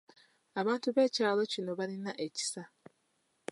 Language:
Ganda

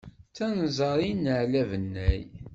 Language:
Kabyle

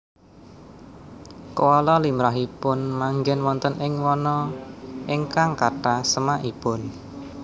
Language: Javanese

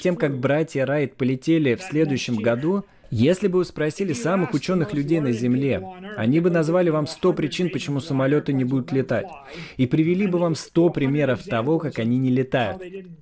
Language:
Russian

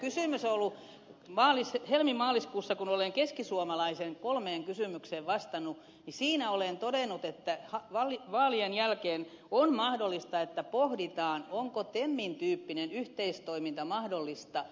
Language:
Finnish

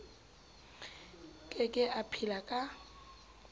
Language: Southern Sotho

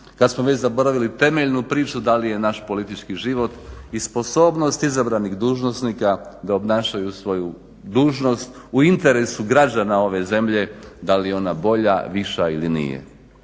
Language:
Croatian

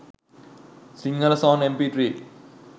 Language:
Sinhala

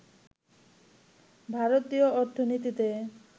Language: Bangla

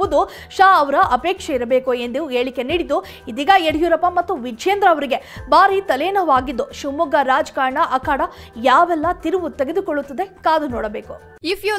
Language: Kannada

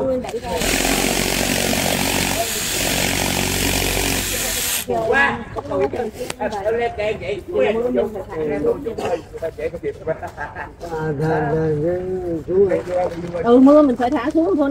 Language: Vietnamese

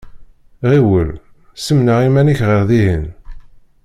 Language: Kabyle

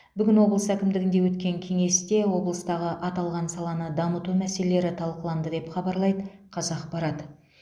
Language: Kazakh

